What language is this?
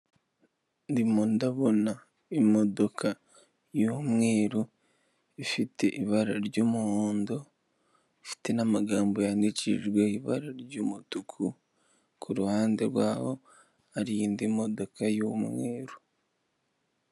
Kinyarwanda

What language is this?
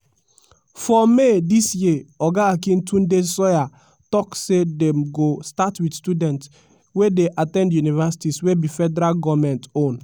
Nigerian Pidgin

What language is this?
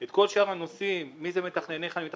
Hebrew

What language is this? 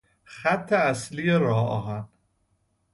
Persian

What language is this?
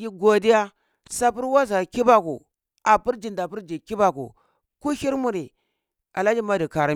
Cibak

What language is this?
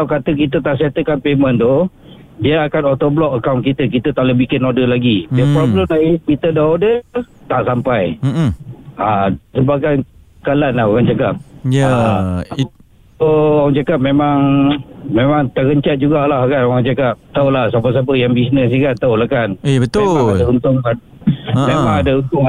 Malay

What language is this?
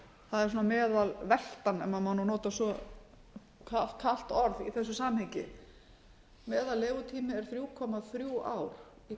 Icelandic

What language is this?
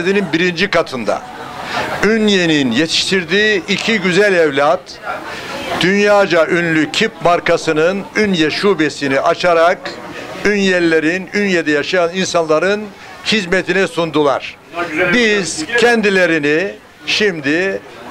Turkish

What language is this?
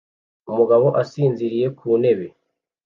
Kinyarwanda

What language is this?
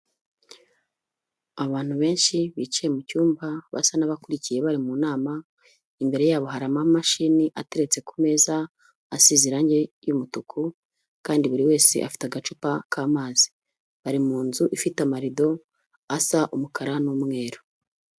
Kinyarwanda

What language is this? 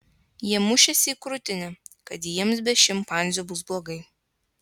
Lithuanian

